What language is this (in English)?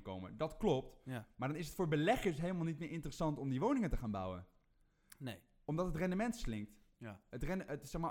Dutch